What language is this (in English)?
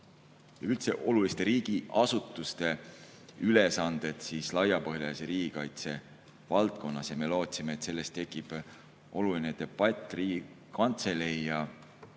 Estonian